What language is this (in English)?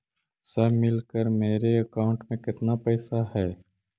Magahi